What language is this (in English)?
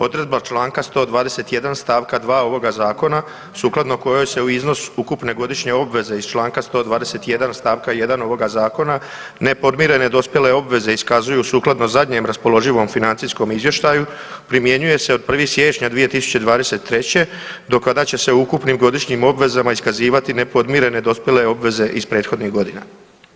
Croatian